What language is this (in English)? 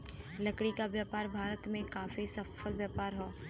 Bhojpuri